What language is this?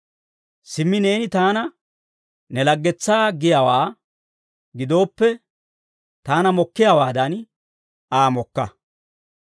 Dawro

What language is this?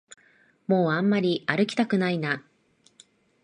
Japanese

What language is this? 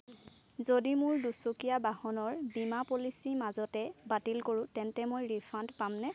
Assamese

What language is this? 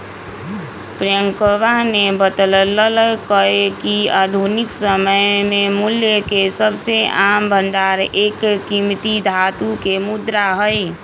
Magahi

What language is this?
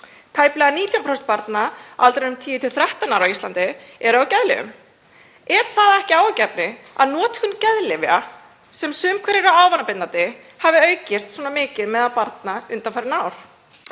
Icelandic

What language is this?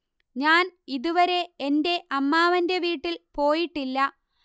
Malayalam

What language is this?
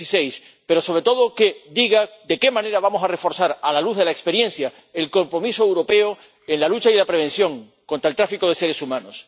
Spanish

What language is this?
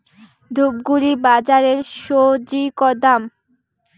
Bangla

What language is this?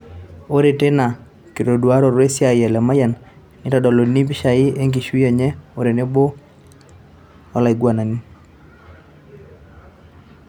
Masai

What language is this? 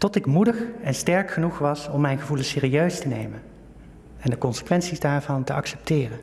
Dutch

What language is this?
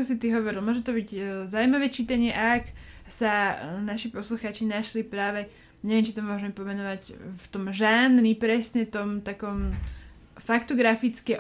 Slovak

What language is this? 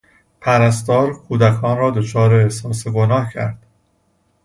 Persian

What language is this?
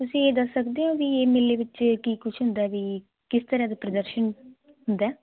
Punjabi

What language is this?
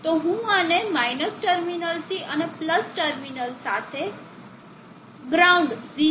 Gujarati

